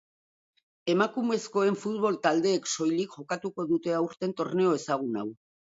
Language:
Basque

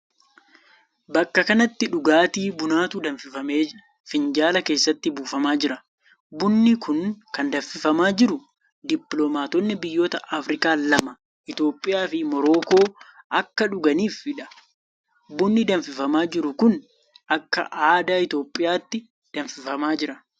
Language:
Oromo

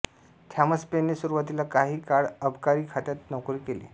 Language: Marathi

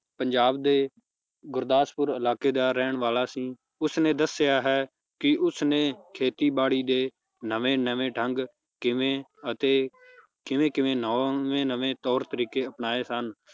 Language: Punjabi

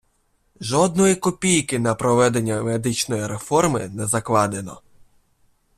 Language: Ukrainian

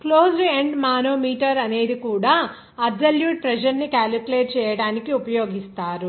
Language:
Telugu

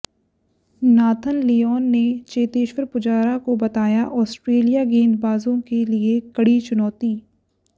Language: Hindi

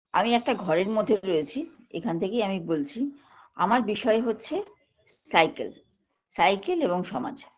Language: Bangla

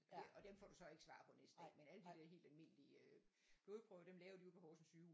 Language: Danish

